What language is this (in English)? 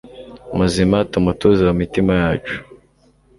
Kinyarwanda